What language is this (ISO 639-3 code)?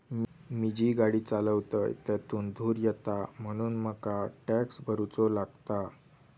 mar